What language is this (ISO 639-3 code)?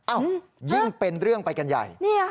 tha